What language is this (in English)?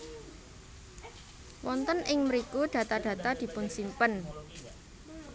Javanese